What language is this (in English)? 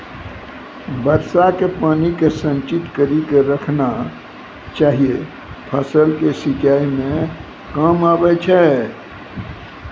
Maithili